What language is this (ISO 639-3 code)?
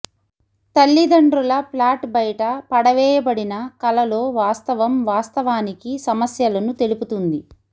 tel